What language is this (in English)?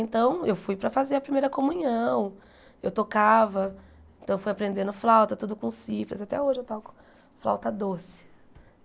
Portuguese